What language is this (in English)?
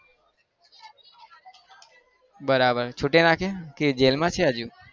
Gujarati